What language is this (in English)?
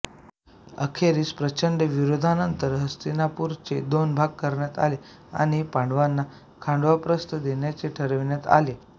Marathi